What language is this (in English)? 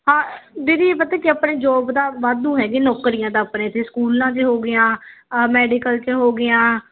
Punjabi